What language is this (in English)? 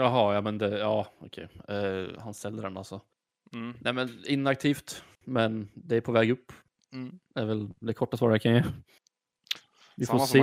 Swedish